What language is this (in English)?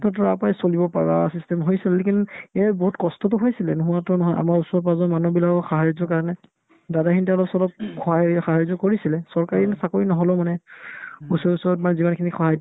Assamese